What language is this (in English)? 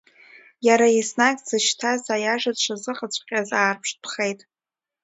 Abkhazian